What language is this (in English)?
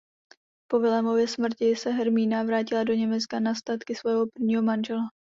Czech